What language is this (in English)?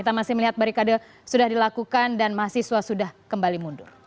Indonesian